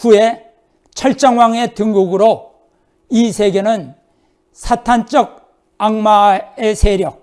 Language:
Korean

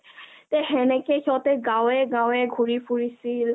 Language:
Assamese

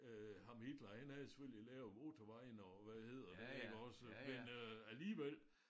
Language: Danish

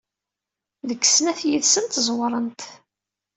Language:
Kabyle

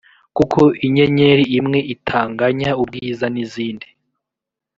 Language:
Kinyarwanda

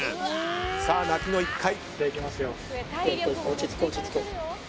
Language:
Japanese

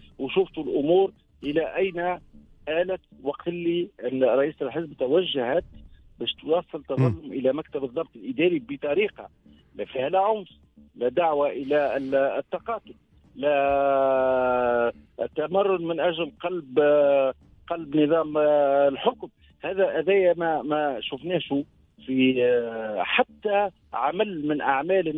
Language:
Arabic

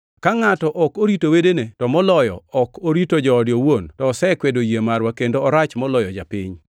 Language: Luo (Kenya and Tanzania)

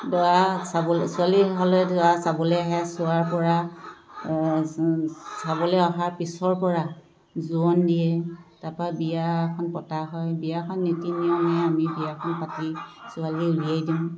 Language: Assamese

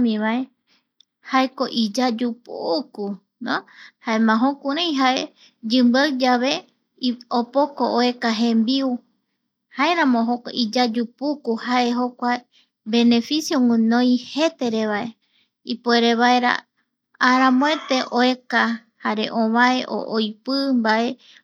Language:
Eastern Bolivian Guaraní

